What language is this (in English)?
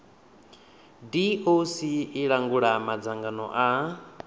Venda